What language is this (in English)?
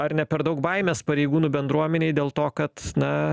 Lithuanian